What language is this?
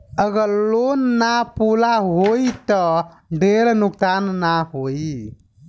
Bhojpuri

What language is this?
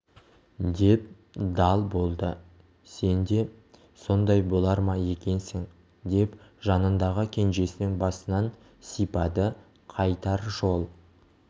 Kazakh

